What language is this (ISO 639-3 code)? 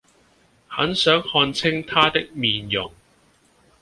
yue